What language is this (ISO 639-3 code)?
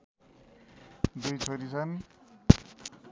nep